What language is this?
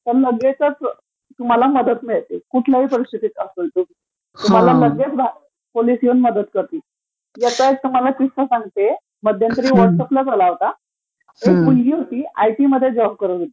Marathi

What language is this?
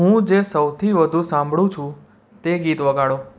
Gujarati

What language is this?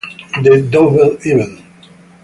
Italian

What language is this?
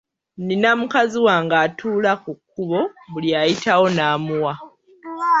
Ganda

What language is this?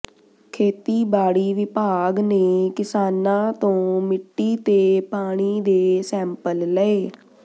Punjabi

